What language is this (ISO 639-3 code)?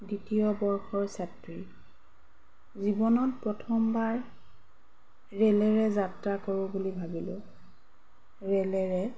asm